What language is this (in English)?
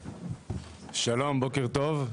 Hebrew